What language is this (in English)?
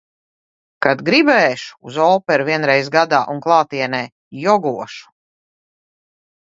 Latvian